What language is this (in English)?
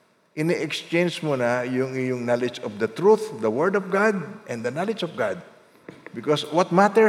Filipino